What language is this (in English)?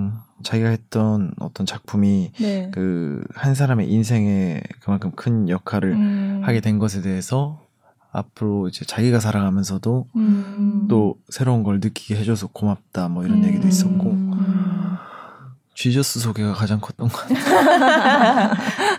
Korean